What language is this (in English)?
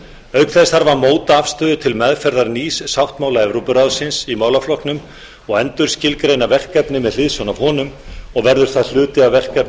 Icelandic